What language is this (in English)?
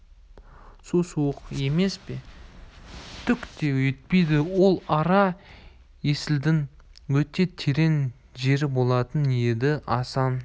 Kazakh